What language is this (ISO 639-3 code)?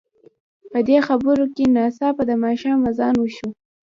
pus